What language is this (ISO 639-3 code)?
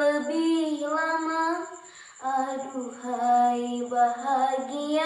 ind